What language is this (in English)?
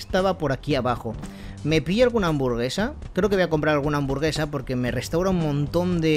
Spanish